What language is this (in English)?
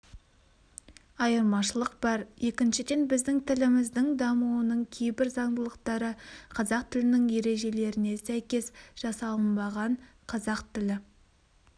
Kazakh